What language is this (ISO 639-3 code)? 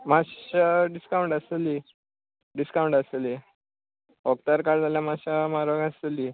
kok